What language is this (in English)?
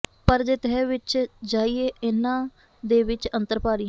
Punjabi